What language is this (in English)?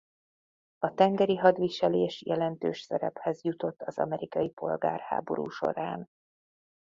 Hungarian